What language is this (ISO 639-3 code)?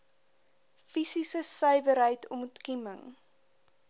afr